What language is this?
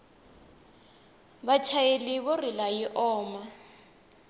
Tsonga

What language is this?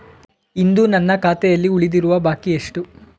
Kannada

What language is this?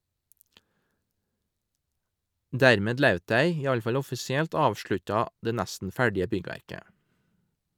Norwegian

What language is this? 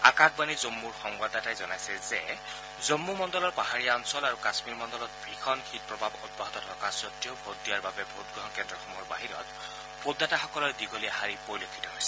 Assamese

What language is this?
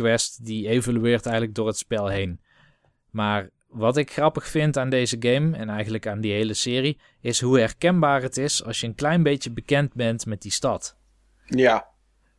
Dutch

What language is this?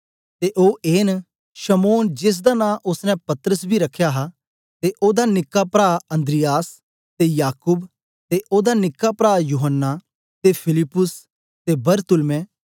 Dogri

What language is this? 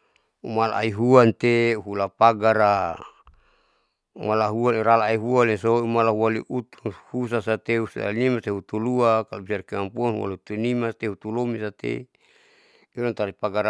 Saleman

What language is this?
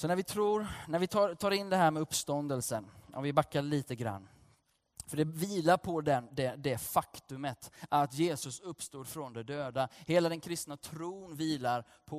Swedish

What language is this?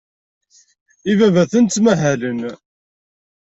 Kabyle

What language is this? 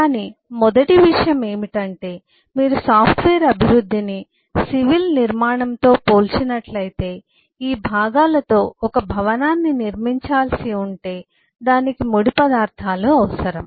Telugu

